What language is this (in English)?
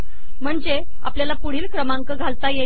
Marathi